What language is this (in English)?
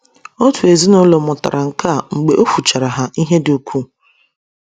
Igbo